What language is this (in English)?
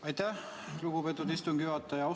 Estonian